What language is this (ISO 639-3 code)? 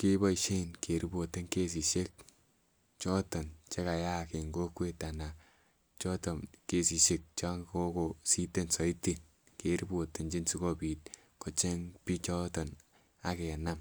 kln